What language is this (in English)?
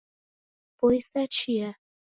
Taita